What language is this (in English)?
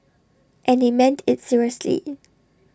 English